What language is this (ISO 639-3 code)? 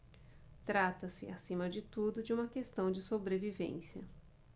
por